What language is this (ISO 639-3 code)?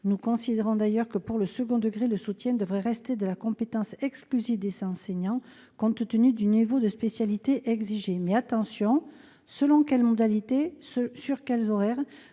fra